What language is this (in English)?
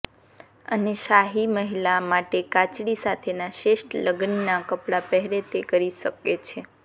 Gujarati